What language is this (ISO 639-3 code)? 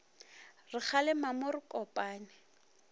nso